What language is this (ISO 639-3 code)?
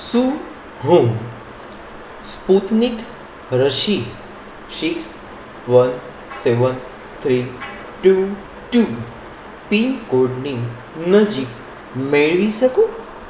guj